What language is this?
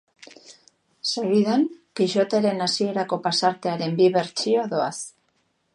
Basque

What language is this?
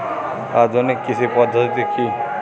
Bangla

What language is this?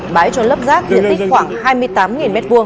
Vietnamese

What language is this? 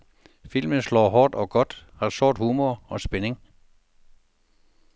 Danish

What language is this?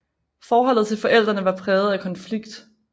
Danish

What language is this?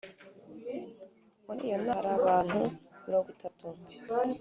Kinyarwanda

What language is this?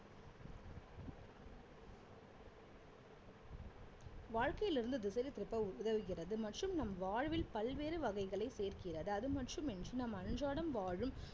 Tamil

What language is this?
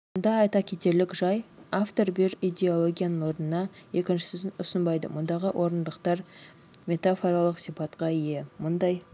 Kazakh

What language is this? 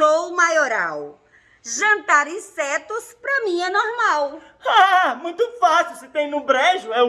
Portuguese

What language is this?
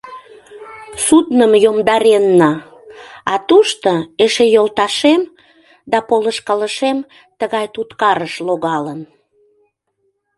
Mari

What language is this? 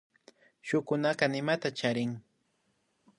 Imbabura Highland Quichua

